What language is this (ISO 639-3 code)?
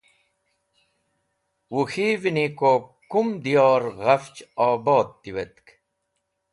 wbl